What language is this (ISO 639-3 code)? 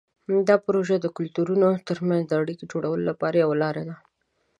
pus